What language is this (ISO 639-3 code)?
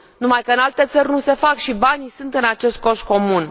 ron